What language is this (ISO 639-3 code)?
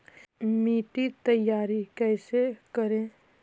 mag